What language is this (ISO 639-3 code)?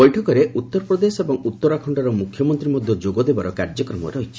ori